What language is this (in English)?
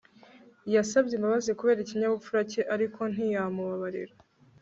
Kinyarwanda